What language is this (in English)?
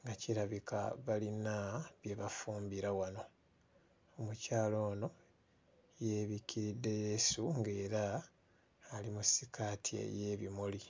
Ganda